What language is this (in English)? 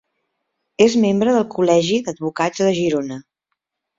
Catalan